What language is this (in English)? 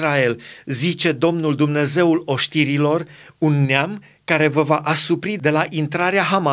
Romanian